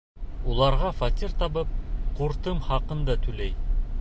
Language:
Bashkir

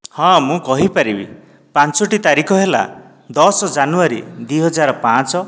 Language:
Odia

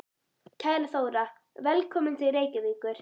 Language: Icelandic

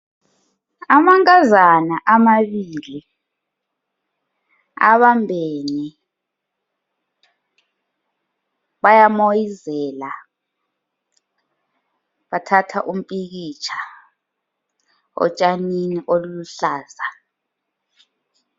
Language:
North Ndebele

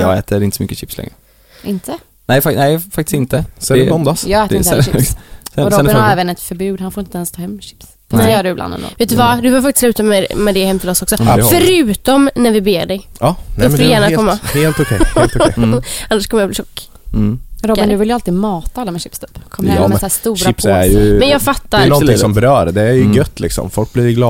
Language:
Swedish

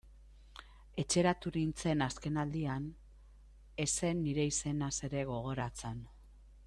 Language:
Basque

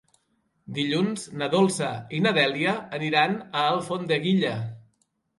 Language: Catalan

